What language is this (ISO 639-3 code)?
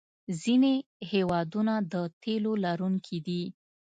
pus